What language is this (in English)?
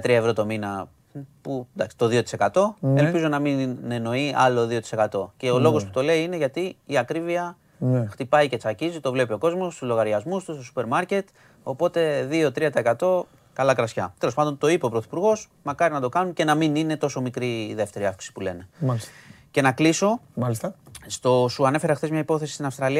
Greek